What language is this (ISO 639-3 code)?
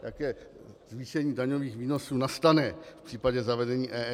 ces